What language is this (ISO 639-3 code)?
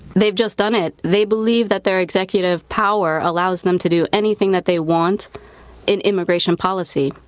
eng